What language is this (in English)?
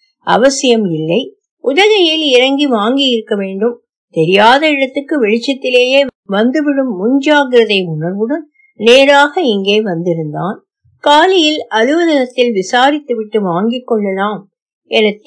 Tamil